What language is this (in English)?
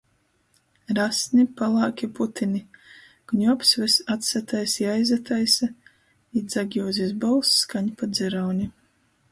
Latgalian